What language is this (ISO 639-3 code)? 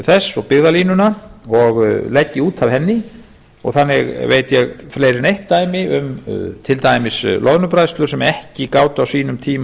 isl